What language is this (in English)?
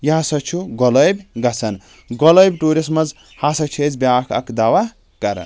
Kashmiri